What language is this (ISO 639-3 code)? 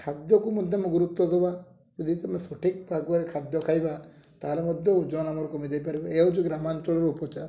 ori